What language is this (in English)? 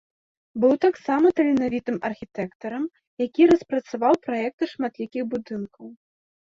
Belarusian